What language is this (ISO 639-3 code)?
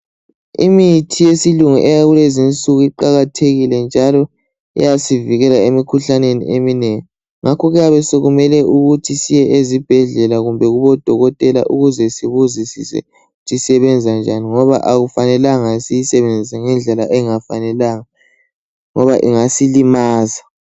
nde